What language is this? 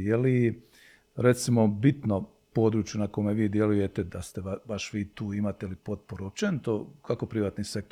Croatian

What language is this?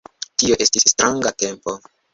Esperanto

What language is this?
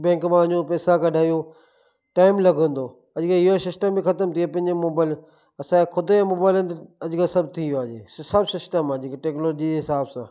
Sindhi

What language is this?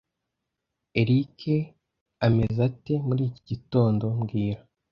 Kinyarwanda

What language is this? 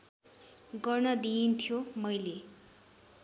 Nepali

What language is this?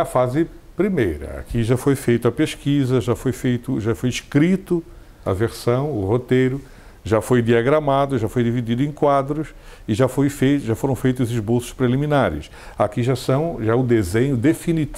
Portuguese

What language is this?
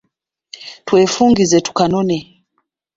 Ganda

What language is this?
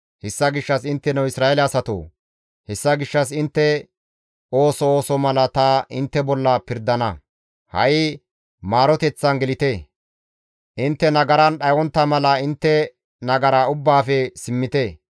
Gamo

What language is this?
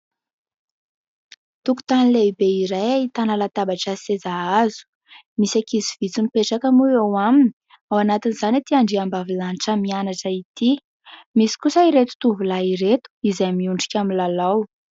Malagasy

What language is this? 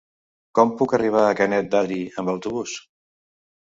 Catalan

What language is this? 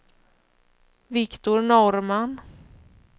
Swedish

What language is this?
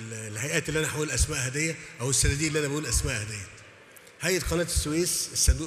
Arabic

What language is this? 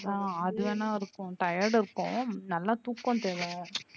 Tamil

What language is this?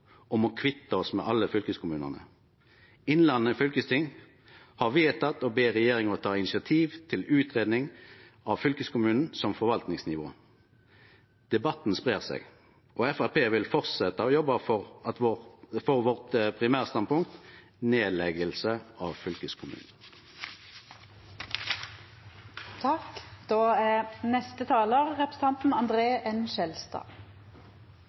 Norwegian Nynorsk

